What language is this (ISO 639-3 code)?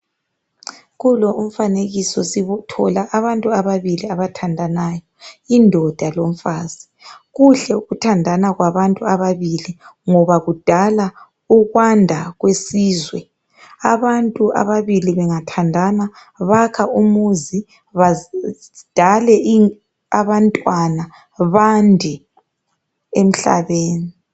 nde